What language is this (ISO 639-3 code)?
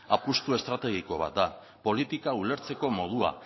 eus